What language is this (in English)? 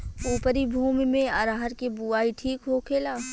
Bhojpuri